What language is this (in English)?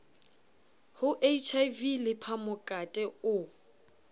Southern Sotho